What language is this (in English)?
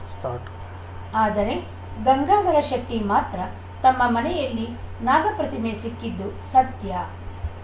Kannada